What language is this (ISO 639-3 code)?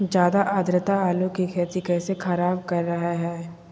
mag